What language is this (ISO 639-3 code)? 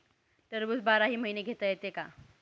mar